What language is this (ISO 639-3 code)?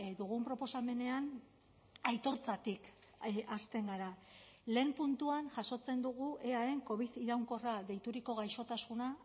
eus